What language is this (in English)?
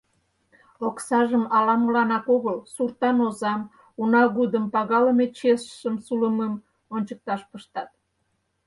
Mari